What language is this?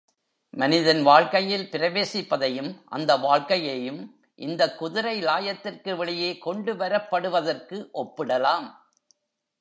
Tamil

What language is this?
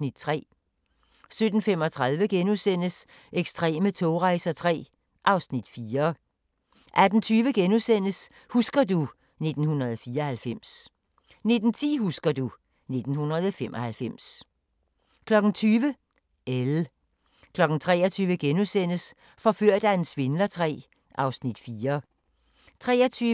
Danish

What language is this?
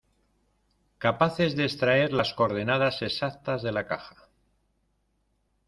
Spanish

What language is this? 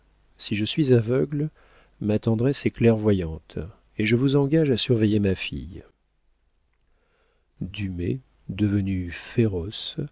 French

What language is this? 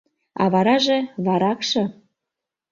Mari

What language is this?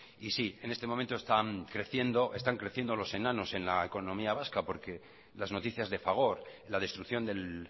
Spanish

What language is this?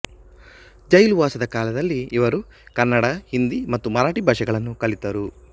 Kannada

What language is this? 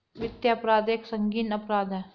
Hindi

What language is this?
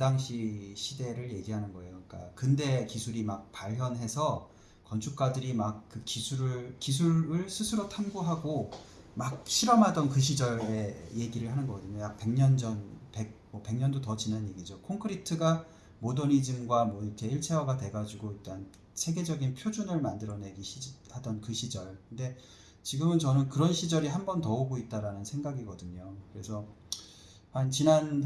Korean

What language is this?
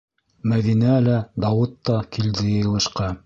Bashkir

